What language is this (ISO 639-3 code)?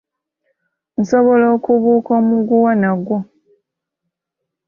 lug